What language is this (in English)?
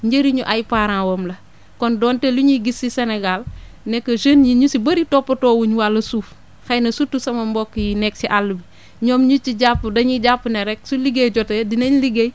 Wolof